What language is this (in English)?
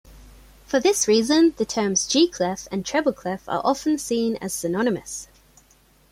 English